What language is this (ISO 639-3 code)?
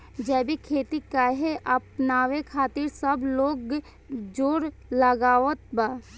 bho